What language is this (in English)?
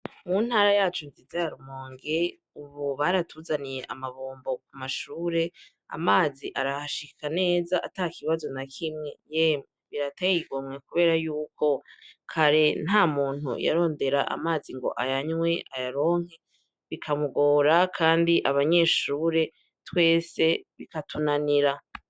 Rundi